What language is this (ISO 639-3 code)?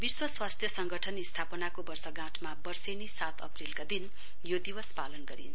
nep